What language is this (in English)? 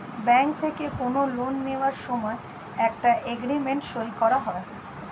Bangla